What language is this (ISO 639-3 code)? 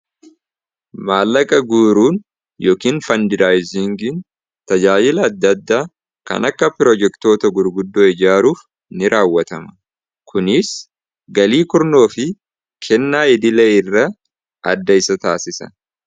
orm